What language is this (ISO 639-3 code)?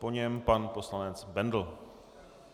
ces